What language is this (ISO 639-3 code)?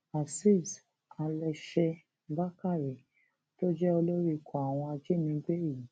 yor